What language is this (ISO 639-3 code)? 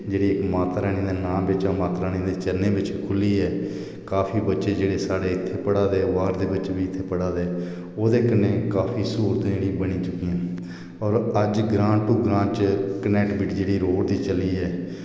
doi